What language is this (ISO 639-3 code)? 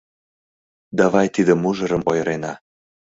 chm